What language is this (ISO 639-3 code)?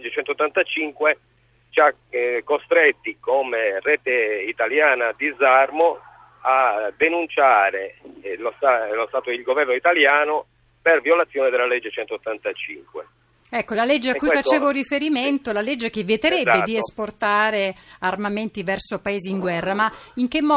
ita